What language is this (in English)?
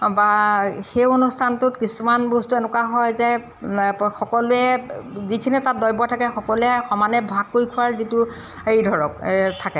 Assamese